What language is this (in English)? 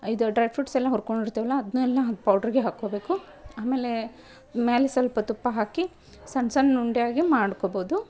Kannada